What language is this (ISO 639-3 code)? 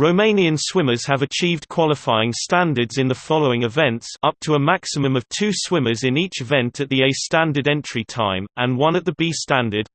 eng